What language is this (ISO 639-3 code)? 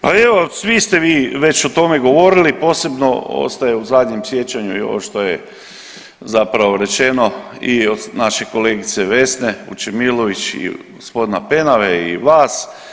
hrv